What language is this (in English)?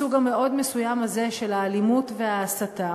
Hebrew